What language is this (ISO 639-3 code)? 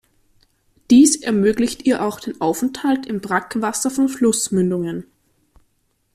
deu